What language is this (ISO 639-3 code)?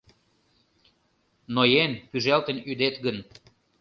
chm